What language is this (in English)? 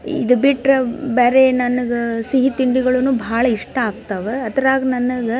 Kannada